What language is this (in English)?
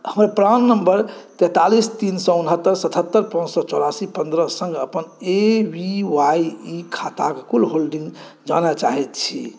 Maithili